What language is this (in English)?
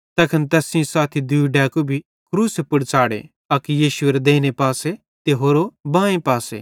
Bhadrawahi